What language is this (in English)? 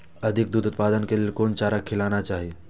Maithili